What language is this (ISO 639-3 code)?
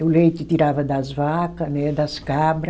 por